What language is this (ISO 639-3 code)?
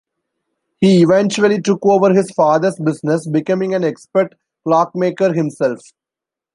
eng